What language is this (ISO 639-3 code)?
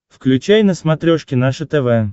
rus